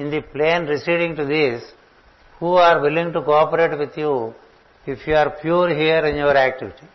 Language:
Telugu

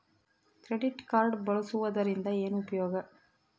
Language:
Kannada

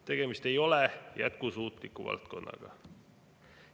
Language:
Estonian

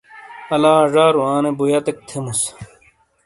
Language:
Shina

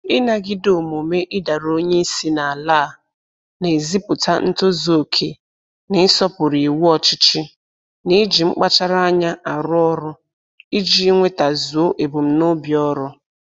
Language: Igbo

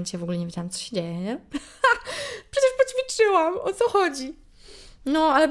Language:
Polish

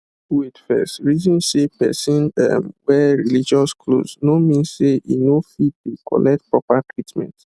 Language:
Nigerian Pidgin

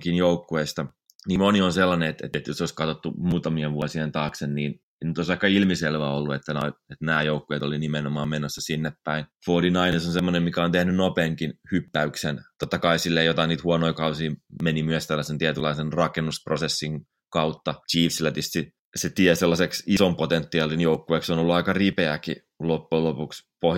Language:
Finnish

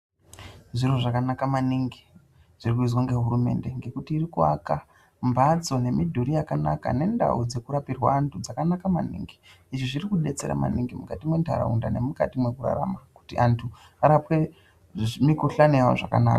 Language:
Ndau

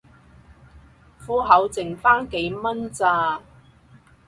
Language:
Cantonese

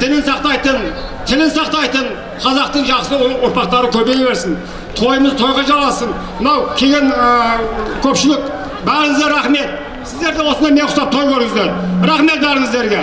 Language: Turkish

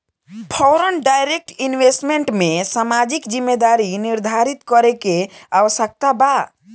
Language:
Bhojpuri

